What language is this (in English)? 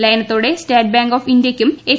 Malayalam